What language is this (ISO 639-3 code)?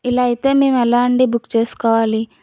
tel